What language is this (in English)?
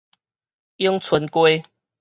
Min Nan Chinese